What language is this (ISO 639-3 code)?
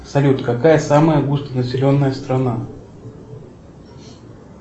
rus